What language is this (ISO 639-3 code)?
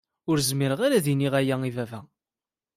kab